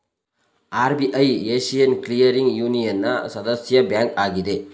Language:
Kannada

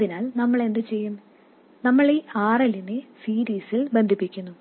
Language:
Malayalam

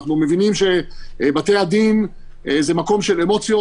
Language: Hebrew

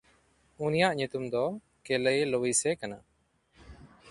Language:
Santali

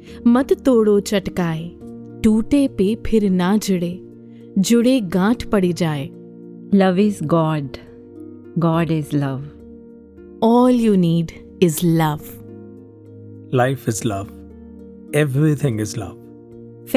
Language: Hindi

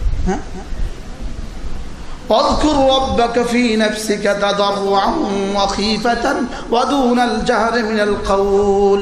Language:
Bangla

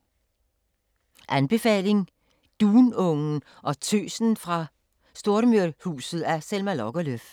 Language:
Danish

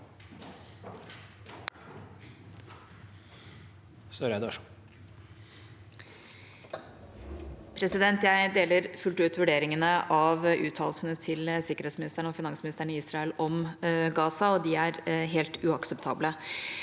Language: Norwegian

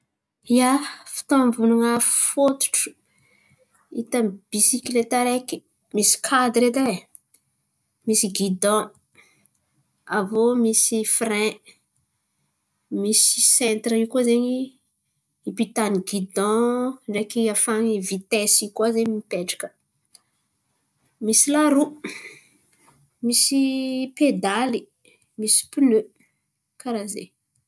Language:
Antankarana Malagasy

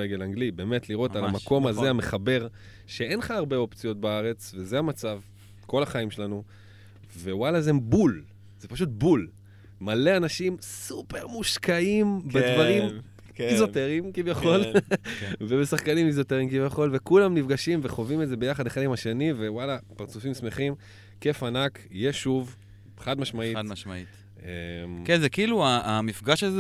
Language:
Hebrew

